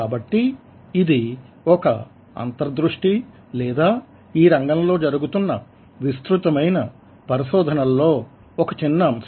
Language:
Telugu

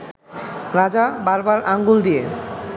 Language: Bangla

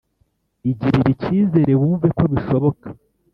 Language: Kinyarwanda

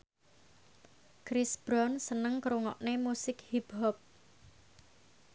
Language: Javanese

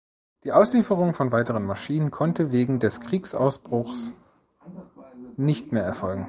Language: German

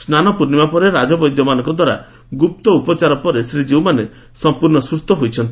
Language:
Odia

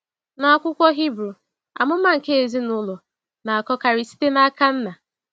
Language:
Igbo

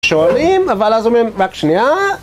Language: Hebrew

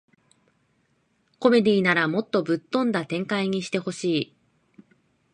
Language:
Japanese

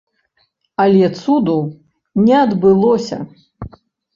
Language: Belarusian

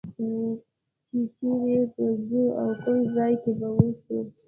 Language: Pashto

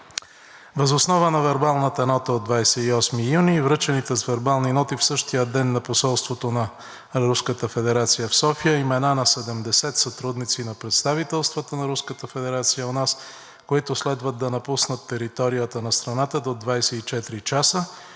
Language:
Bulgarian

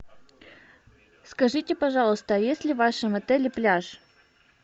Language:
Russian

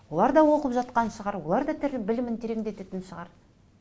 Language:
Kazakh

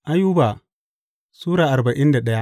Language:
Hausa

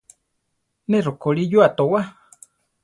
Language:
Central Tarahumara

